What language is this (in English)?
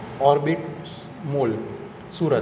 Gujarati